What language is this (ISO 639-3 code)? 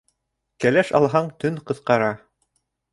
bak